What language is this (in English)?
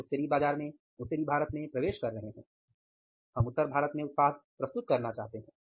Hindi